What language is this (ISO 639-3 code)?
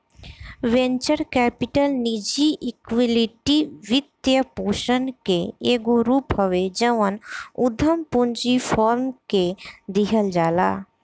bho